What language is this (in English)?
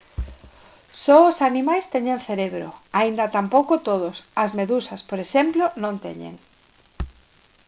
Galician